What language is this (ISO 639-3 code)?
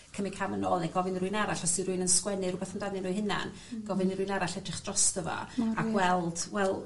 cym